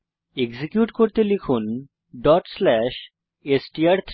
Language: Bangla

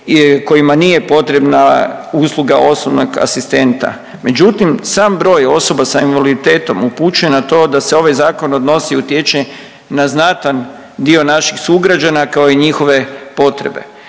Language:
Croatian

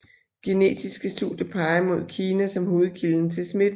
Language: Danish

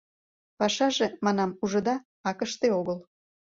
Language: Mari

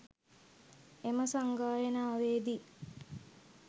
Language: Sinhala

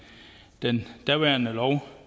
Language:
Danish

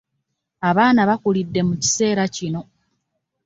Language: Ganda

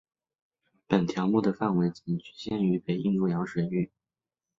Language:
Chinese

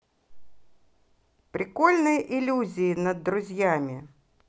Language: Russian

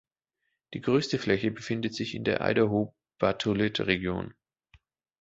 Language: German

